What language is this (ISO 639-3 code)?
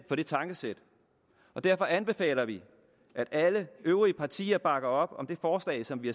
dan